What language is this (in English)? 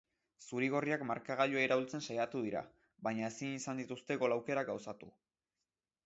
Basque